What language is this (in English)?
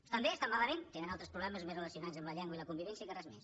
Catalan